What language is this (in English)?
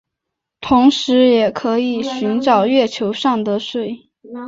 Chinese